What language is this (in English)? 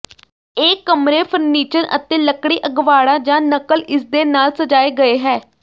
Punjabi